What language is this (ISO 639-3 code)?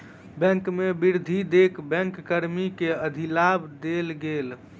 mai